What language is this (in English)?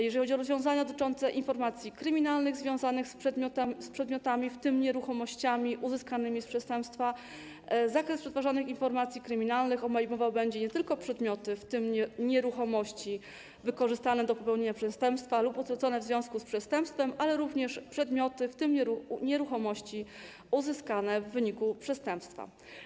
Polish